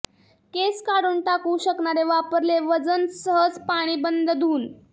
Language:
Marathi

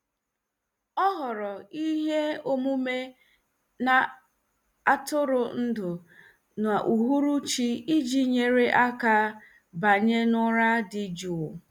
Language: Igbo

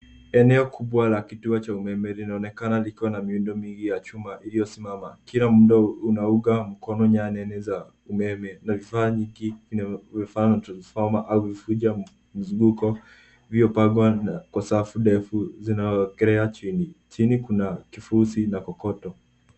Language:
Swahili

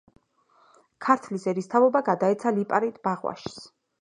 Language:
Georgian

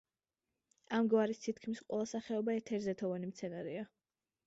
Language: Georgian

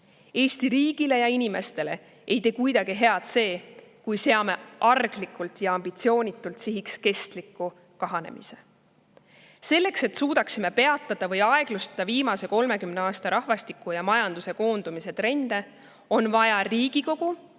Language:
Estonian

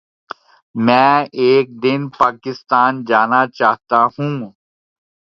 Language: Urdu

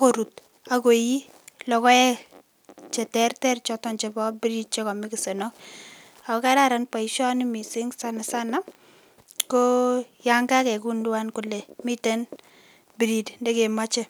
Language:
Kalenjin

